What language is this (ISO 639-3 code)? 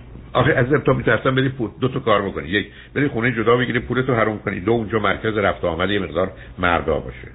fas